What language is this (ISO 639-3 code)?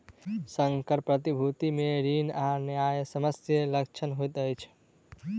mai